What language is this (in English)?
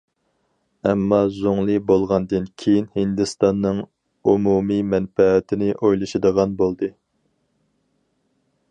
Uyghur